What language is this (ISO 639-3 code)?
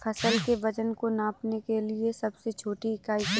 hin